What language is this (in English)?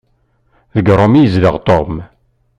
Kabyle